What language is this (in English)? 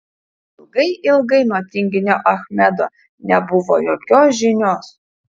Lithuanian